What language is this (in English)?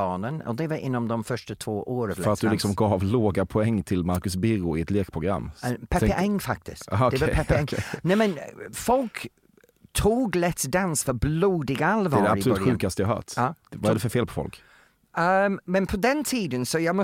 Swedish